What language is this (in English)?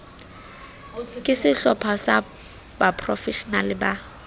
Southern Sotho